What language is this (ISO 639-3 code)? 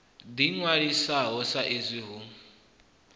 ven